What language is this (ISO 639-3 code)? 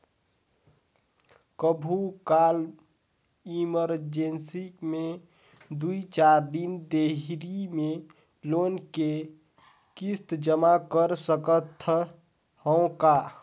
hne